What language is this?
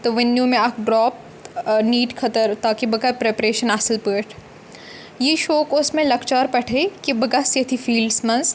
Kashmiri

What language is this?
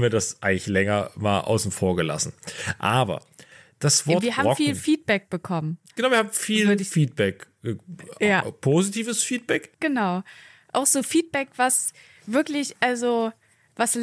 German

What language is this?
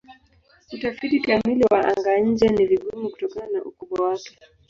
Swahili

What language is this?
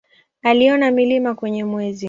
Swahili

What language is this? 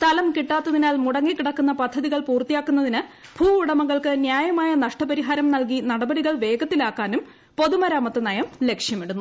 Malayalam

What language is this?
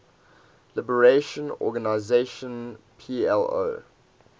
English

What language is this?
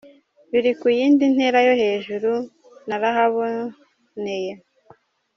Kinyarwanda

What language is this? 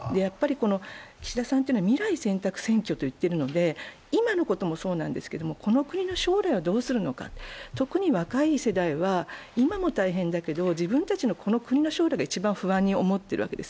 Japanese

